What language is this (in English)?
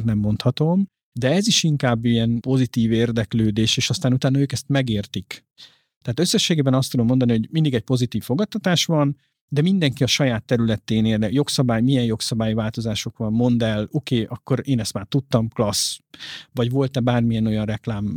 Hungarian